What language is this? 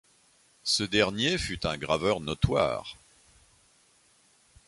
French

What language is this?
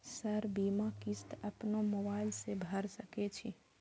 Maithili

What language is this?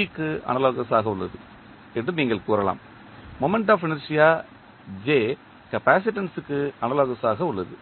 Tamil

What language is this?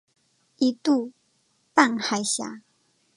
Chinese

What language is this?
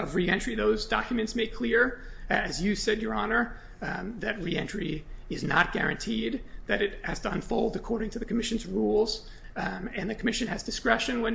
English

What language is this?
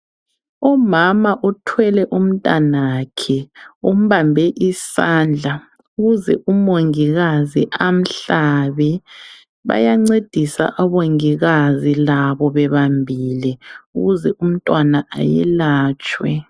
North Ndebele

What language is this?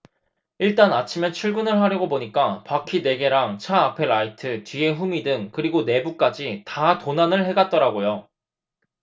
Korean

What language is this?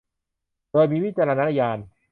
Thai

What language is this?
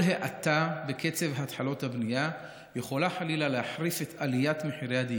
Hebrew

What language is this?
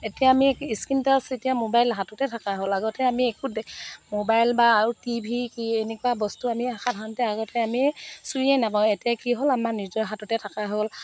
Assamese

